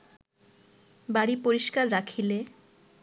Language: Bangla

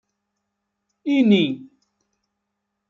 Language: Kabyle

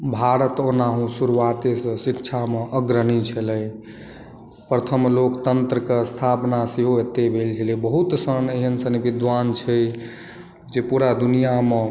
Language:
Maithili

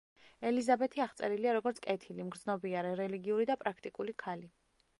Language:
Georgian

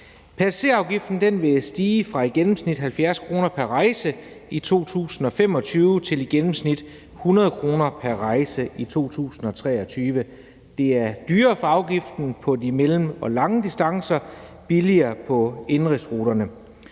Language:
Danish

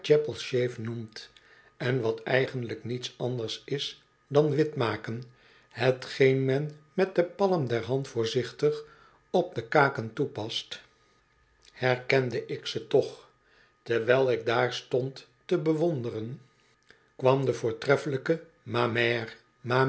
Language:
Dutch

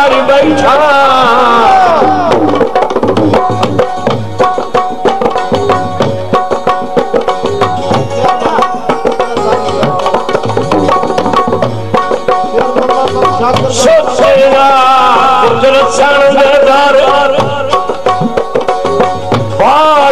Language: Arabic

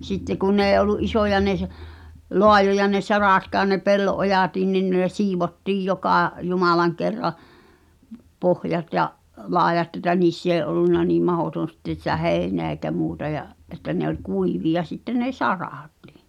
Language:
Finnish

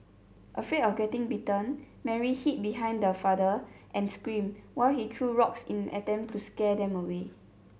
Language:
English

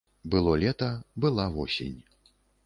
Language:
Belarusian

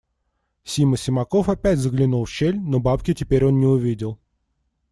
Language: Russian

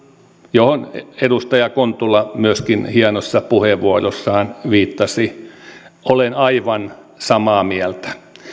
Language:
Finnish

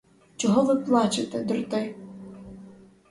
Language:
Ukrainian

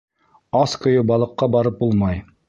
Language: Bashkir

